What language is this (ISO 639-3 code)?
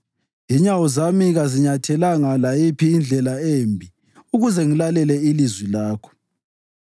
nde